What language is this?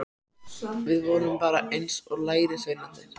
Icelandic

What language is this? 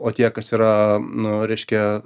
Lithuanian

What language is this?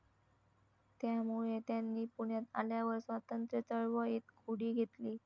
Marathi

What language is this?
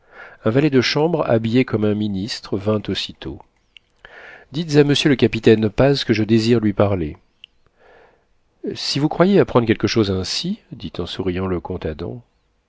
French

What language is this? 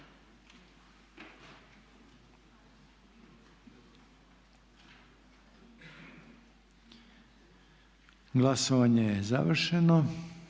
Croatian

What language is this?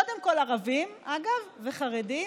Hebrew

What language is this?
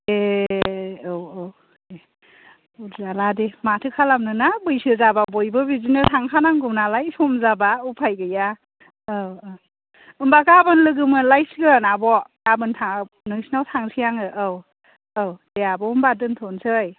Bodo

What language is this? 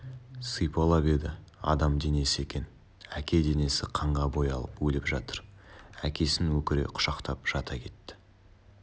Kazakh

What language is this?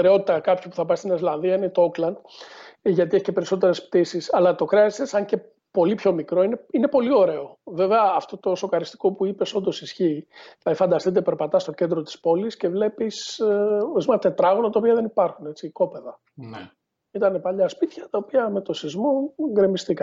Greek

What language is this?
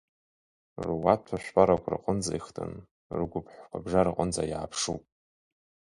Abkhazian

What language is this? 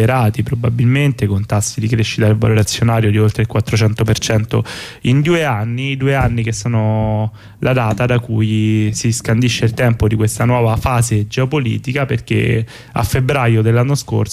Italian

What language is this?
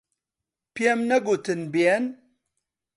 Central Kurdish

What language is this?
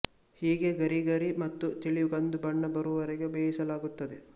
Kannada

